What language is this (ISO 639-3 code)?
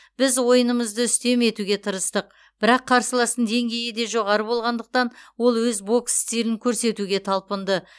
kaz